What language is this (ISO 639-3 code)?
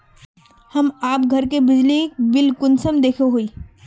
mag